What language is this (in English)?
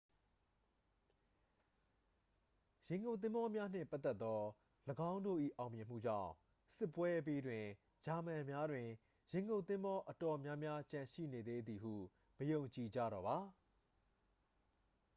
Burmese